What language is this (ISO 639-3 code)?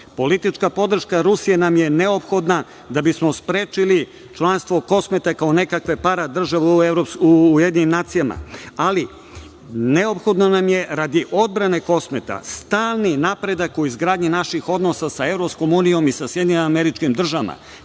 srp